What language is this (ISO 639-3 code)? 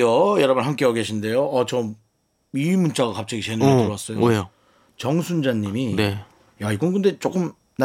kor